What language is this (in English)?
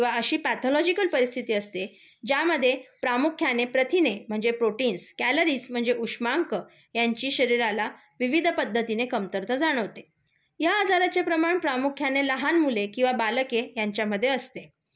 Marathi